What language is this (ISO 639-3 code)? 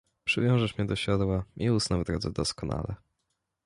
pol